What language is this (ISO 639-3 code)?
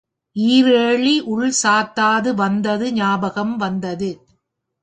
tam